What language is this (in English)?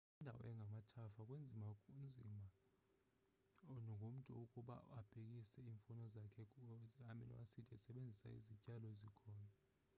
Xhosa